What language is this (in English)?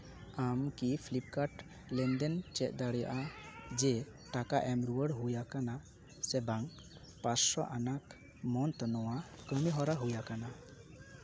Santali